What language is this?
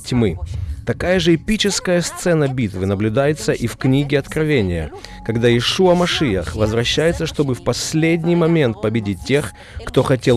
Russian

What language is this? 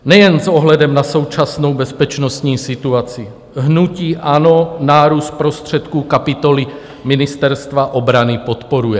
Czech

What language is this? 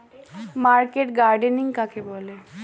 Bangla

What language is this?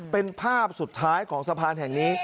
Thai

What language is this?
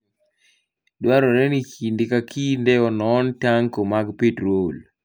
Luo (Kenya and Tanzania)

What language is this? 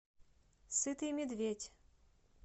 Russian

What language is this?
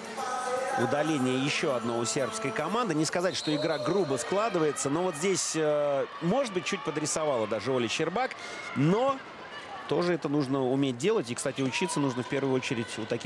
Russian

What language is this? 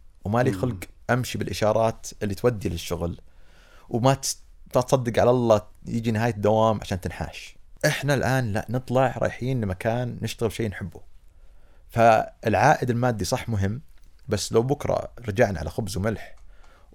Arabic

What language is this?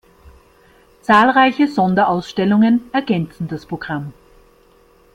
German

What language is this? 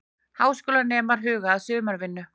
Icelandic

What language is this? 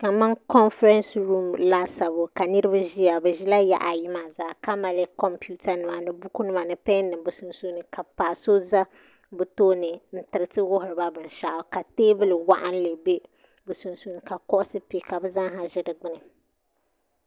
Dagbani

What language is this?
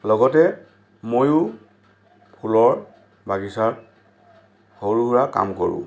Assamese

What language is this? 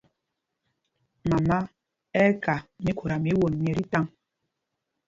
Mpumpong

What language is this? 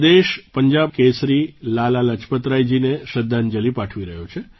Gujarati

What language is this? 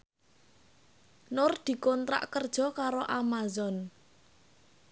Javanese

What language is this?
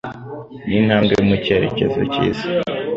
Kinyarwanda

